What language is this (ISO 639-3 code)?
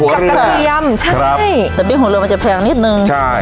tha